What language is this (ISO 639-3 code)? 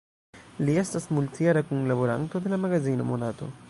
epo